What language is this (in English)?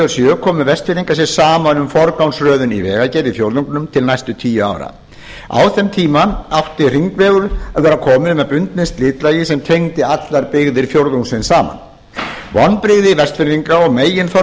Icelandic